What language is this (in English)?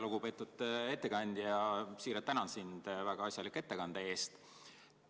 Estonian